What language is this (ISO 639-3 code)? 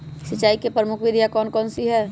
mag